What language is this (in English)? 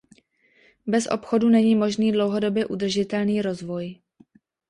Czech